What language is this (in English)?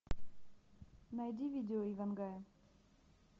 Russian